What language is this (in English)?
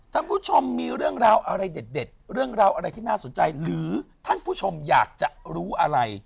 Thai